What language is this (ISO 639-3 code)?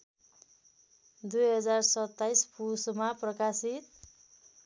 nep